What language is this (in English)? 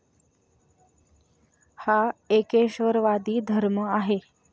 Marathi